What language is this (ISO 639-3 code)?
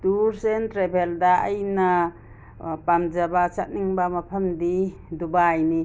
mni